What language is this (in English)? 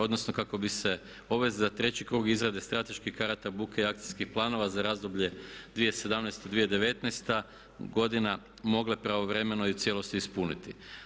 Croatian